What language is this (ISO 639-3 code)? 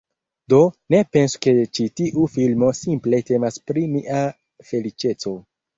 epo